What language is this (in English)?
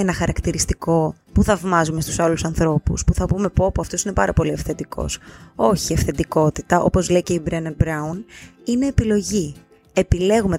Greek